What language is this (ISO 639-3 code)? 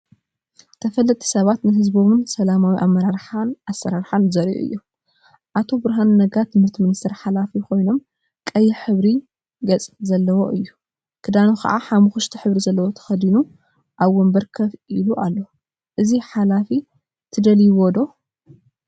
tir